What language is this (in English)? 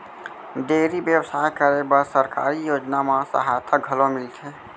Chhattisgarhi